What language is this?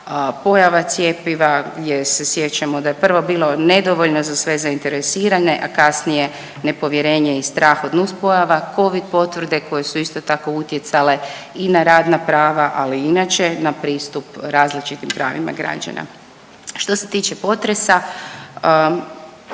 Croatian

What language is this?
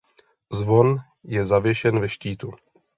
Czech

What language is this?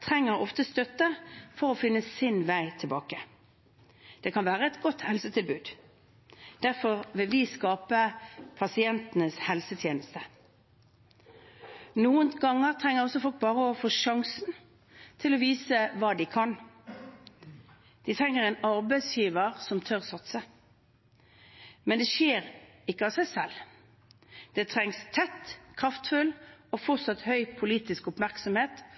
Norwegian Bokmål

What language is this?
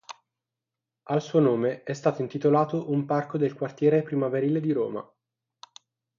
Italian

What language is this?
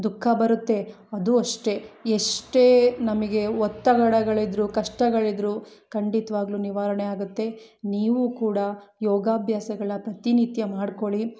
Kannada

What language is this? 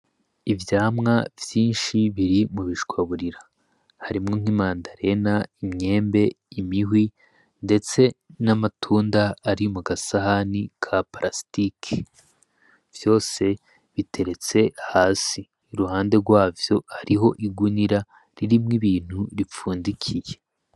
Rundi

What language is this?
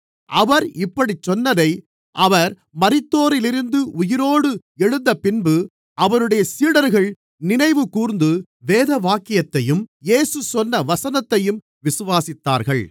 Tamil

